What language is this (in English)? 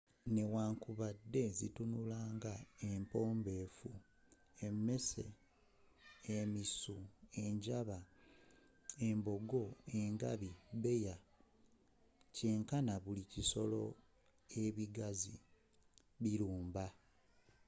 Ganda